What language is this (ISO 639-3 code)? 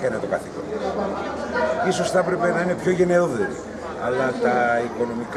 ell